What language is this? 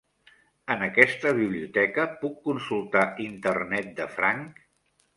Catalan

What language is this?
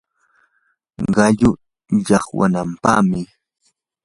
Yanahuanca Pasco Quechua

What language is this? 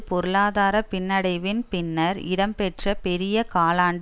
Tamil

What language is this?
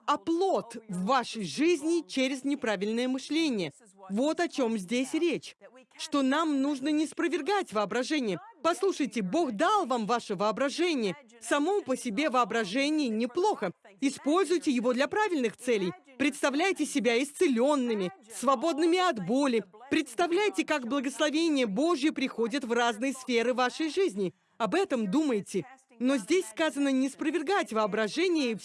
Russian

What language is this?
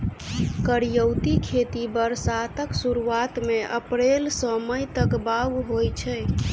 Maithili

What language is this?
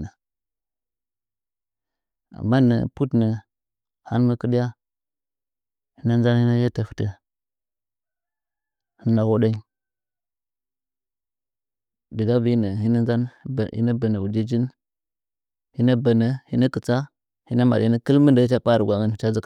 Nzanyi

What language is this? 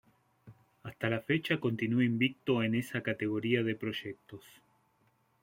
Spanish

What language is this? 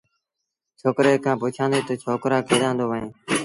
Sindhi Bhil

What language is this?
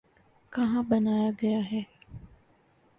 Urdu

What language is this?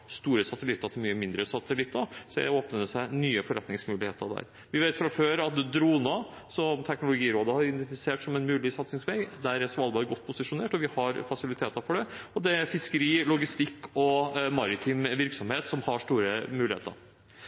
Norwegian Bokmål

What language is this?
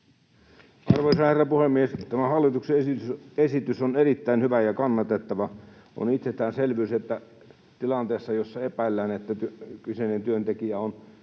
Finnish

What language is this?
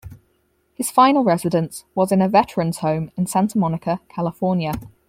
English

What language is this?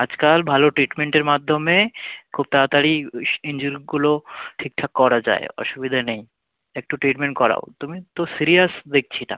Bangla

